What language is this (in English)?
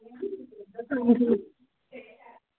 Dogri